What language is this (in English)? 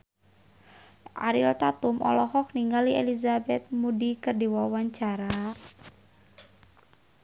Sundanese